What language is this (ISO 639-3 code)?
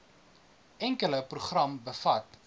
afr